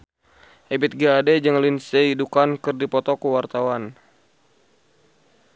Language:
Sundanese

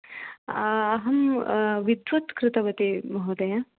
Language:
Sanskrit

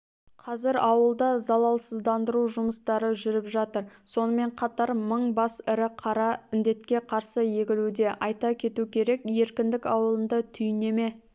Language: Kazakh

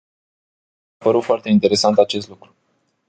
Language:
Romanian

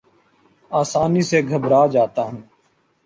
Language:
Urdu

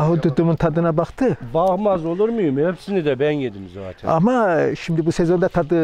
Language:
Turkish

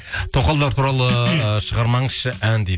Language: Kazakh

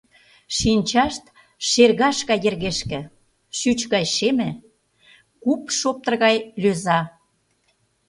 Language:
Mari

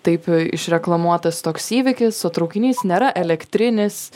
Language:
Lithuanian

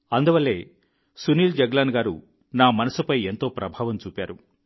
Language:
Telugu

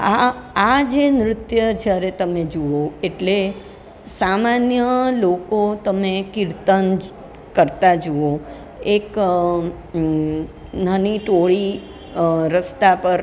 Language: Gujarati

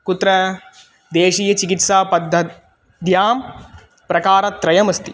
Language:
Sanskrit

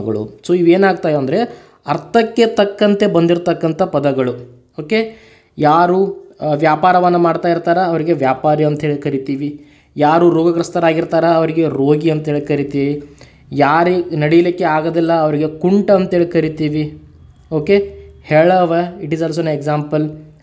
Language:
Kannada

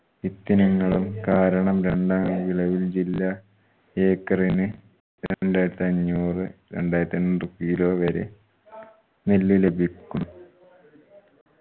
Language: Malayalam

